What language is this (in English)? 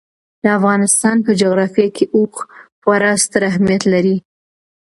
Pashto